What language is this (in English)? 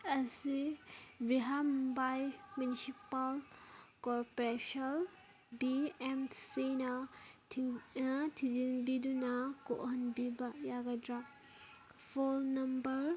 Manipuri